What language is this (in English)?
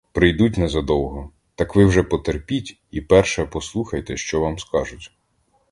Ukrainian